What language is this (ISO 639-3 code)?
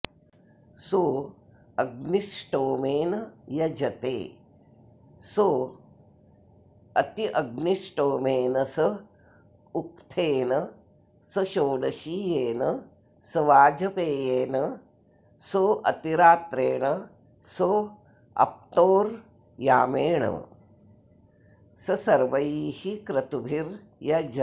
san